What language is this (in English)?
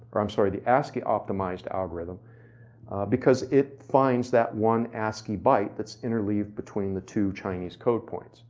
English